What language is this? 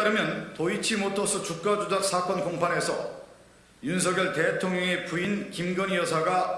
Korean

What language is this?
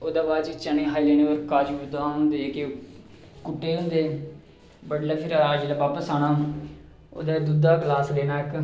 Dogri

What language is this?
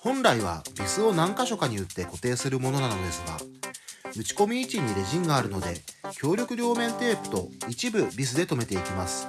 Japanese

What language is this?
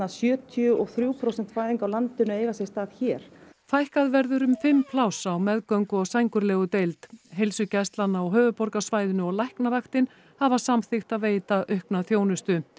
Icelandic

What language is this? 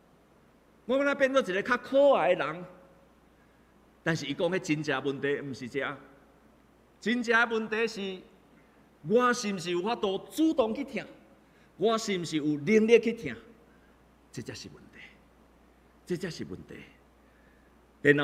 Chinese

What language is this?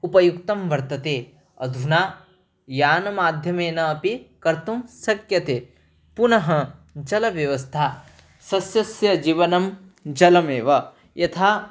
Sanskrit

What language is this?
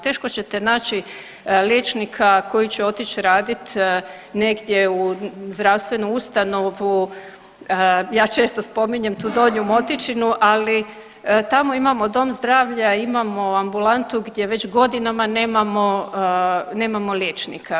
Croatian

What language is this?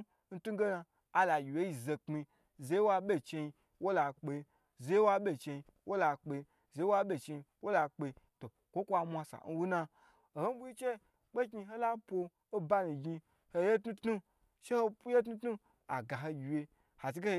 Gbagyi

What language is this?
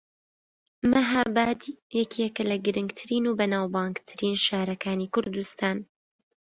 Central Kurdish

